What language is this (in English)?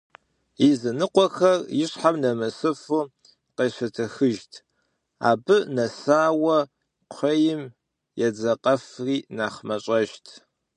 Kabardian